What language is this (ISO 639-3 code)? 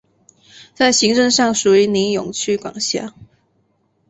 zho